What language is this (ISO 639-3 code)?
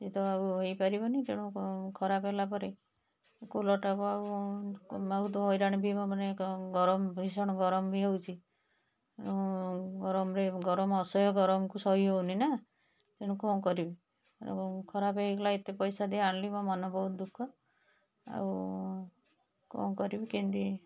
ori